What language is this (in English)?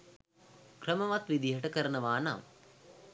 Sinhala